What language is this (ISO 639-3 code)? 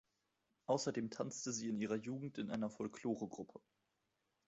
deu